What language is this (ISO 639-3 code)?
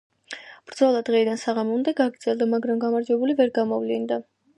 kat